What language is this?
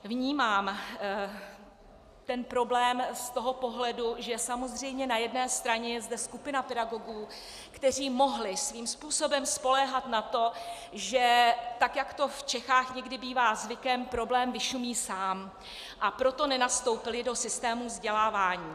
Czech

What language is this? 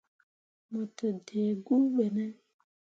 Mundang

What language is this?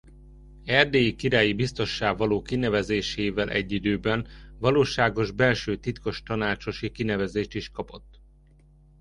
Hungarian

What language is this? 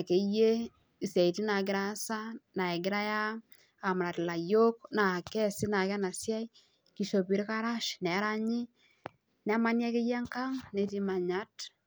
Masai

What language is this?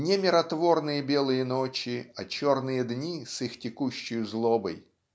Russian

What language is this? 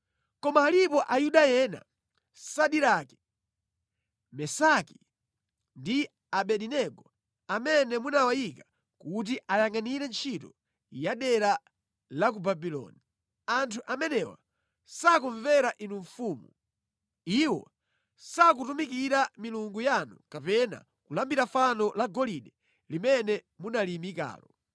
Nyanja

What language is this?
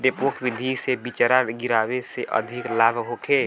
Bhojpuri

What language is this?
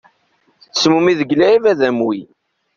Kabyle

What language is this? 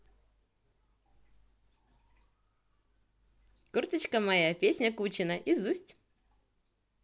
Russian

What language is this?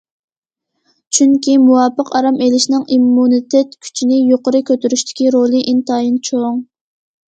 Uyghur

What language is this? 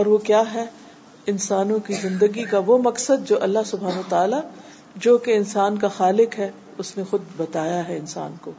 Urdu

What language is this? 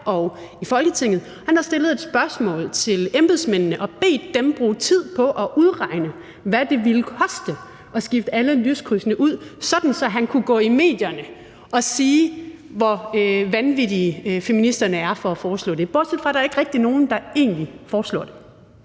Danish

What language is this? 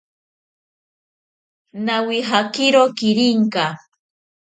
South Ucayali Ashéninka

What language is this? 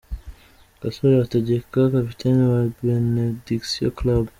Kinyarwanda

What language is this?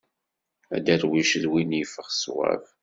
Kabyle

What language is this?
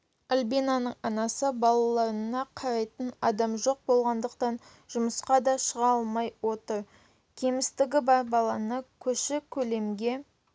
Kazakh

